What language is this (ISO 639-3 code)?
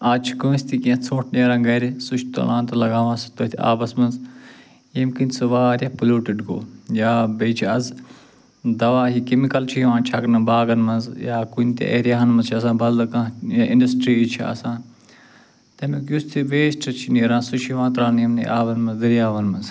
kas